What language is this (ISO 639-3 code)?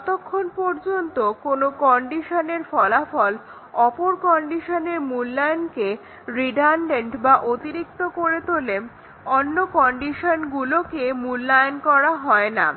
ben